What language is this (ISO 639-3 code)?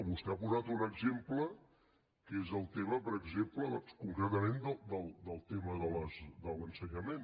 cat